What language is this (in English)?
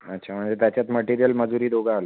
Marathi